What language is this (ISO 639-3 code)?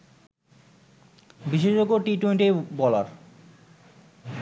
ben